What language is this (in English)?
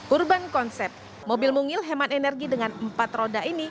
Indonesian